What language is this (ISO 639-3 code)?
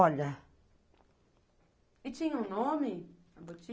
por